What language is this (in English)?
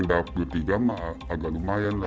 Indonesian